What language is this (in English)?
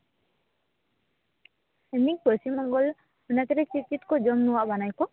Santali